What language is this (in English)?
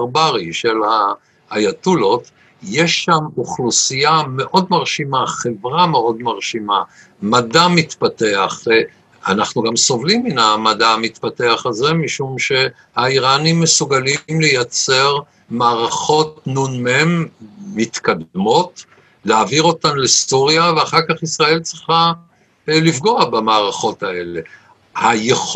Hebrew